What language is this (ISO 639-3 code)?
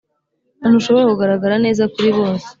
kin